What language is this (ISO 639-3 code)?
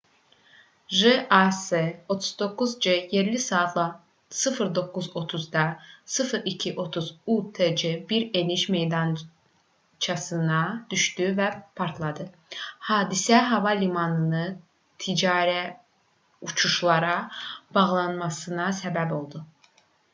aze